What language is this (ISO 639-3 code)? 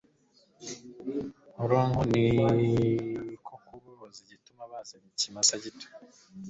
kin